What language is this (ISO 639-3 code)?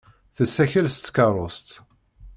kab